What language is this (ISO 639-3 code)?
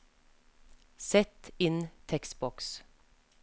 nor